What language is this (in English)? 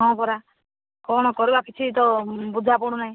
Odia